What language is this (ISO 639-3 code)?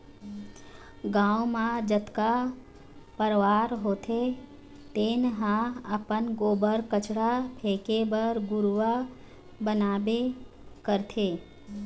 hne